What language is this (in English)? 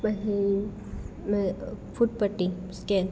Gujarati